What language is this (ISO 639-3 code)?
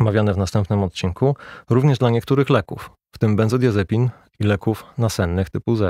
pol